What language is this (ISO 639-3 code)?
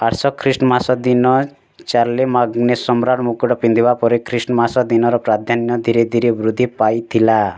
ori